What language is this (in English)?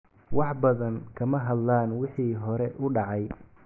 Somali